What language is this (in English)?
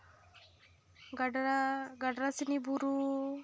Santali